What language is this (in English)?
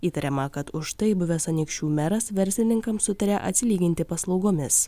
Lithuanian